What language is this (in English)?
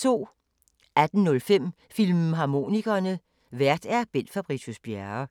Danish